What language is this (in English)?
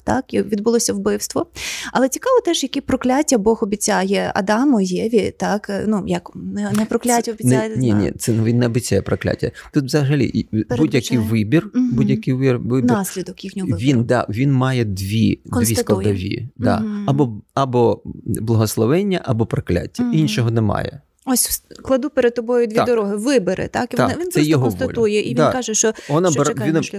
Ukrainian